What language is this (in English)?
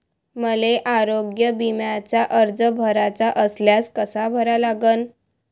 Marathi